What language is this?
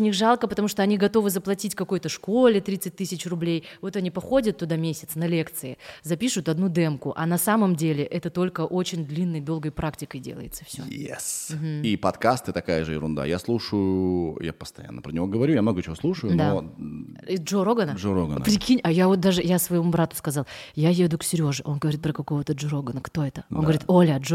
Russian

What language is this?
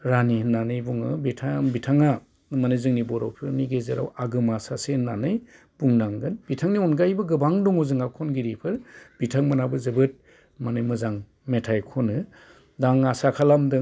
Bodo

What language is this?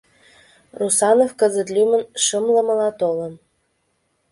Mari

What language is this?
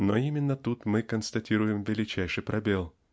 Russian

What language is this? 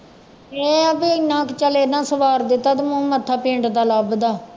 Punjabi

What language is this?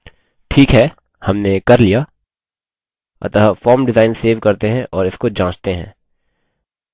Hindi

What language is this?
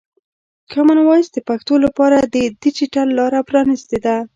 Pashto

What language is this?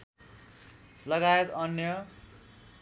Nepali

